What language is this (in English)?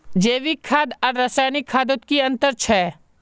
Magahi